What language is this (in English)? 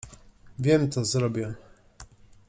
Polish